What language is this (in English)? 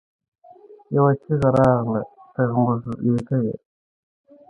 Pashto